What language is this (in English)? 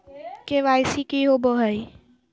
Magahi